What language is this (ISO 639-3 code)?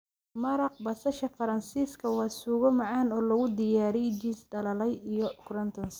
som